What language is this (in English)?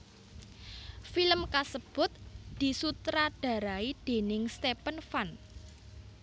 Javanese